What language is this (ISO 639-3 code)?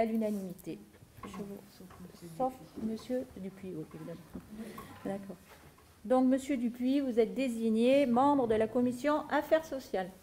fra